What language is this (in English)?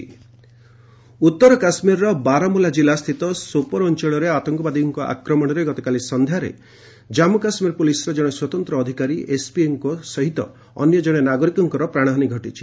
Odia